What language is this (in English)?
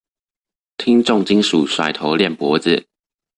Chinese